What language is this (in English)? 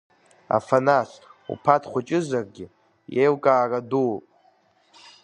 Abkhazian